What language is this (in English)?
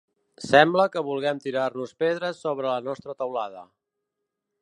Catalan